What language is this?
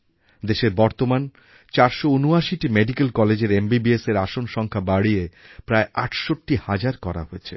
Bangla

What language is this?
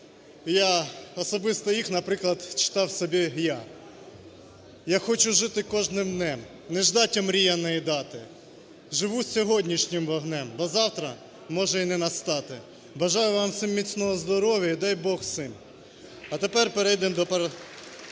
Ukrainian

